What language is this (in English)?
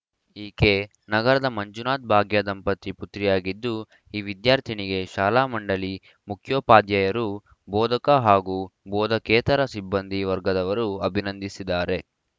Kannada